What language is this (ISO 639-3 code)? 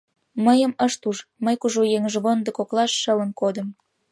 chm